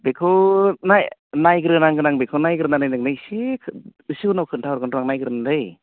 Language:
Bodo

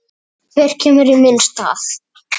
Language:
Icelandic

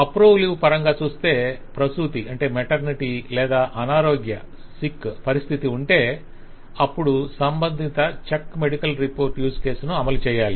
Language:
Telugu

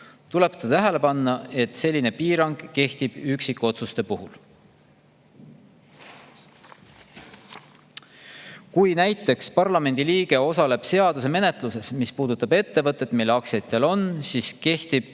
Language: Estonian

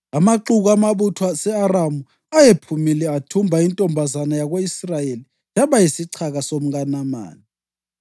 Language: North Ndebele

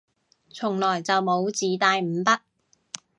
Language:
Cantonese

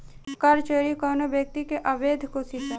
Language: Bhojpuri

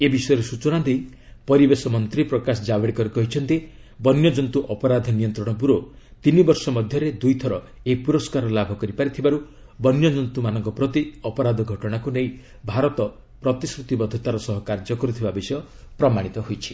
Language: Odia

